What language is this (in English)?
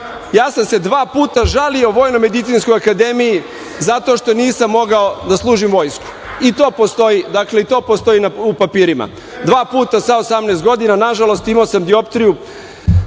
Serbian